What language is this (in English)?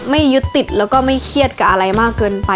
Thai